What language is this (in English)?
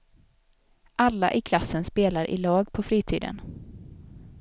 Swedish